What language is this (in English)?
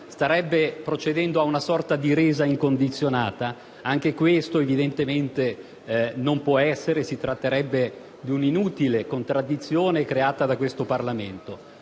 Italian